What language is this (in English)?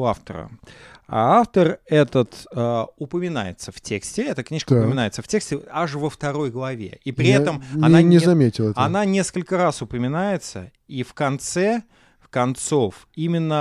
Russian